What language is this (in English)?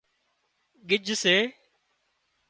Wadiyara Koli